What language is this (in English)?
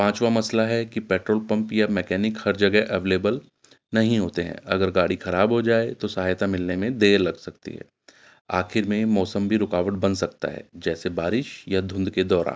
Urdu